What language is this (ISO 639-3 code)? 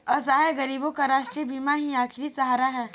hin